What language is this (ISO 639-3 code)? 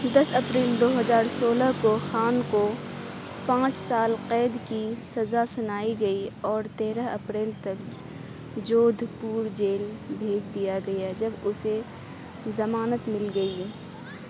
urd